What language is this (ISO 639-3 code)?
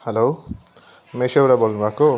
nep